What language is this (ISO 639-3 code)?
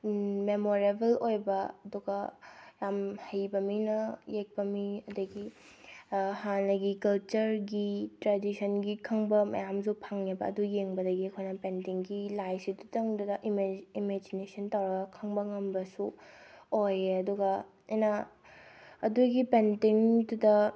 mni